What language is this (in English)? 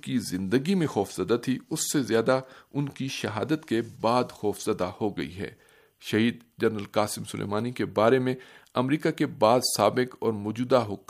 Urdu